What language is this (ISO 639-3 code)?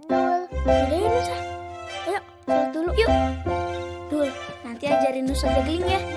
ind